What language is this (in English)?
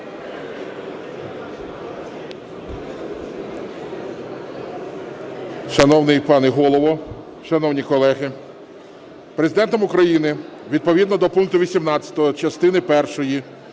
Ukrainian